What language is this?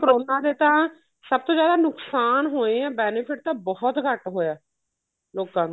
Punjabi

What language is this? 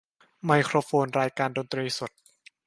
Thai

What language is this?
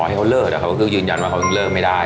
Thai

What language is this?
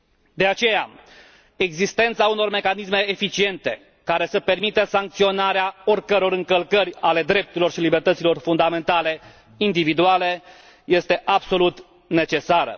Romanian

